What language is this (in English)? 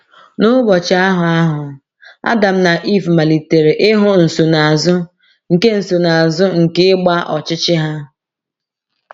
Igbo